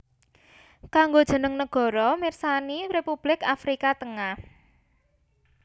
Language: Javanese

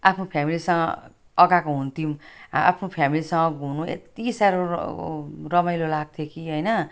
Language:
Nepali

